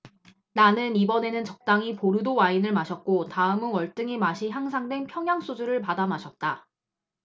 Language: Korean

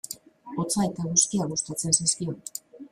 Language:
Basque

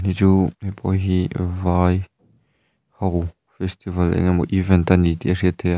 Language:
Mizo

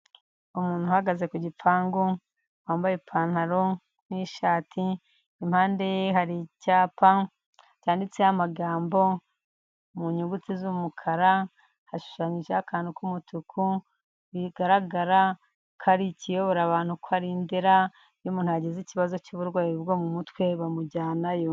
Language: Kinyarwanda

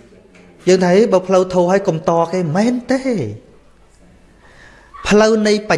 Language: Vietnamese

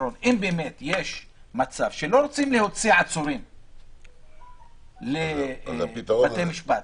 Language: Hebrew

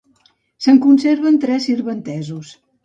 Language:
Catalan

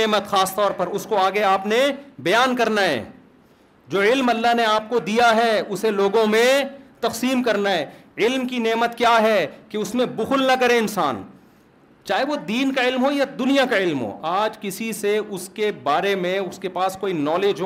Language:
Urdu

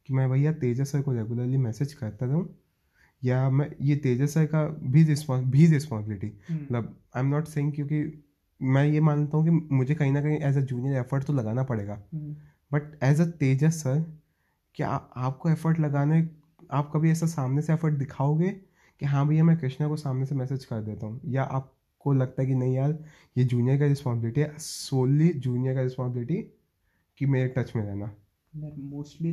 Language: Hindi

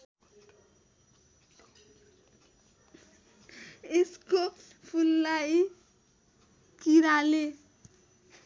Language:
Nepali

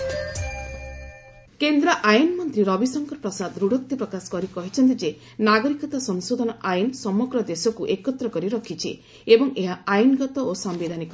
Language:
Odia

